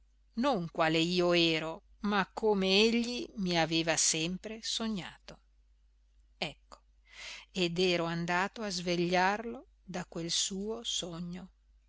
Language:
Italian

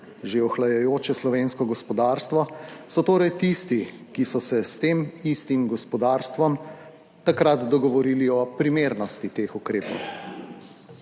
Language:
Slovenian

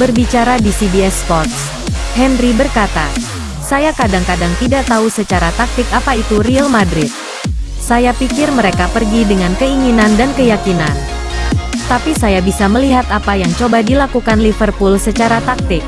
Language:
Indonesian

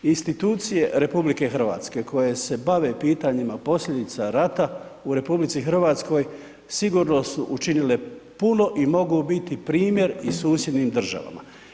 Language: Croatian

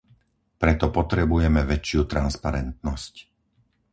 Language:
Slovak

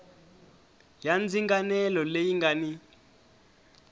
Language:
Tsonga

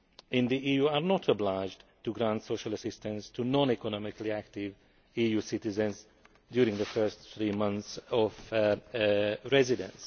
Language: English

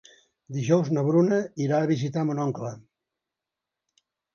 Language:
Catalan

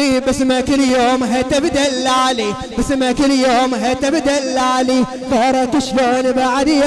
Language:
Arabic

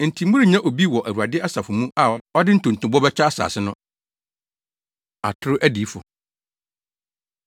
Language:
Akan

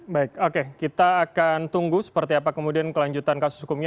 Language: Indonesian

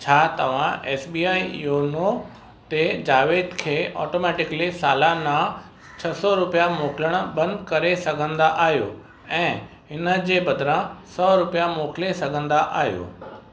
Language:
Sindhi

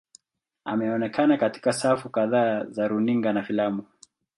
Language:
Swahili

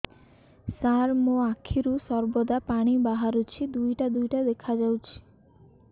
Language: Odia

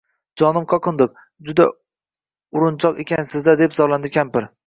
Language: Uzbek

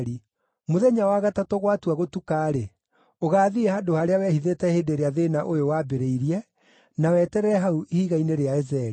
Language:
Kikuyu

